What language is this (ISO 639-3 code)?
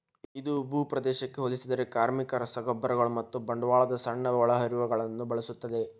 kan